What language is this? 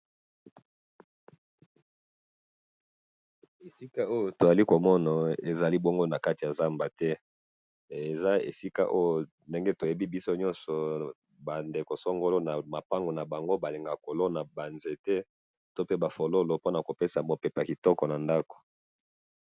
Lingala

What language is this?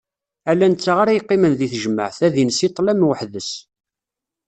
Kabyle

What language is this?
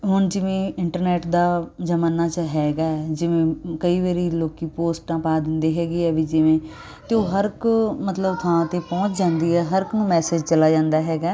Punjabi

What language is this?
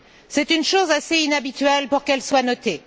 French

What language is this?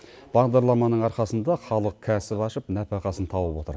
Kazakh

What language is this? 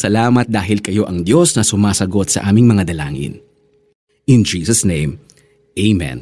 Filipino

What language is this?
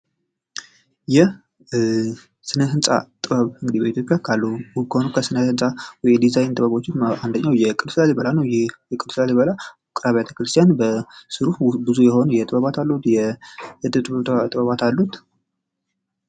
Amharic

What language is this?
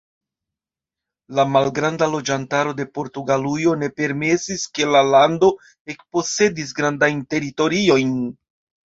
Esperanto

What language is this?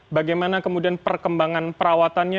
Indonesian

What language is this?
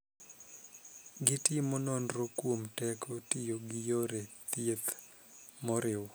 Luo (Kenya and Tanzania)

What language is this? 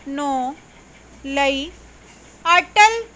Punjabi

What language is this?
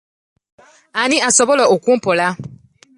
Ganda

